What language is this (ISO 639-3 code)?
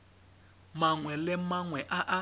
tsn